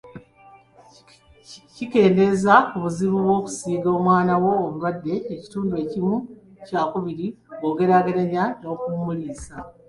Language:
Ganda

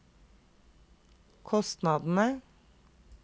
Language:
Norwegian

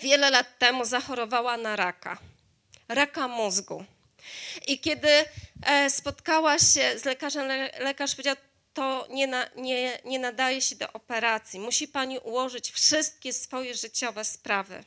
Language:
Polish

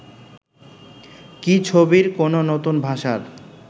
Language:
Bangla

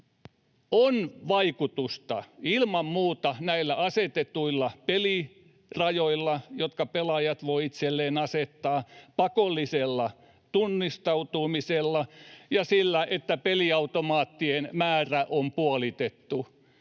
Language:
Finnish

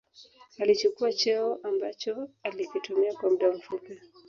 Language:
Swahili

